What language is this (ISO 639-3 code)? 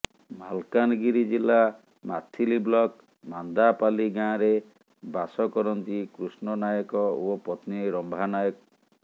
ori